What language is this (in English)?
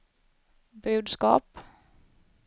Swedish